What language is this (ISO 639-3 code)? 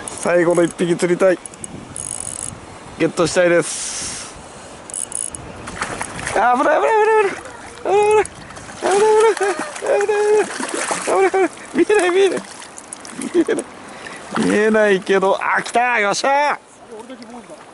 jpn